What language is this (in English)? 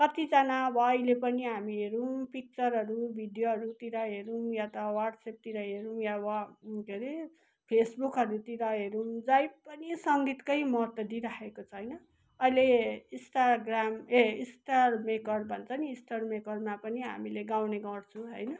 Nepali